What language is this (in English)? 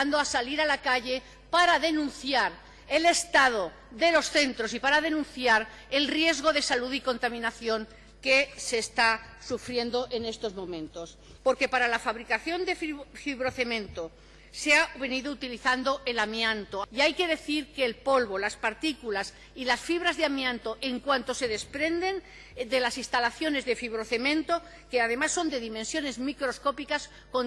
Spanish